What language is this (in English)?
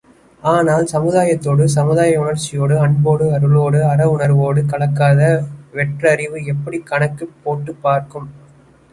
Tamil